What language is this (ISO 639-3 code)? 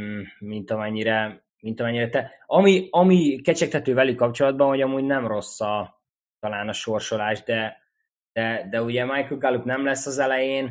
hun